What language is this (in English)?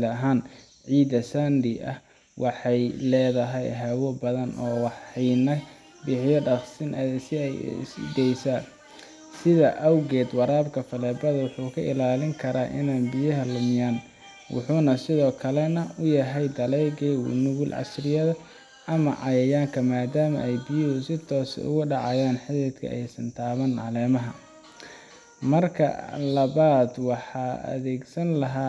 Somali